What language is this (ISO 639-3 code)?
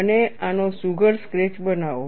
guj